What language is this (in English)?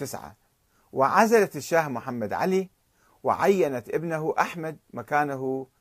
Arabic